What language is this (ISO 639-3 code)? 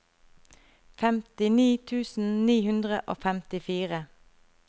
nor